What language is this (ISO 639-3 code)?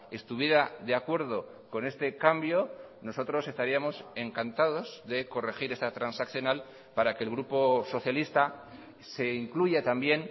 spa